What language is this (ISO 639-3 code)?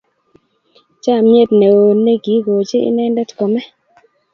kln